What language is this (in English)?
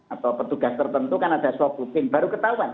Indonesian